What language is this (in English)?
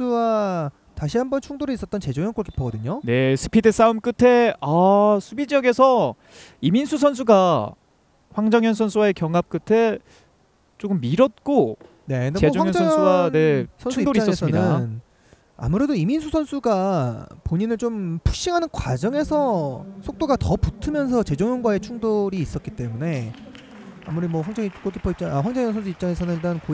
Korean